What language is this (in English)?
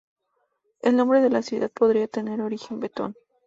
Spanish